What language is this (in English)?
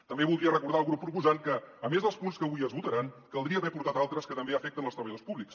Catalan